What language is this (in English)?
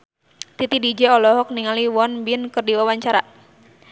Sundanese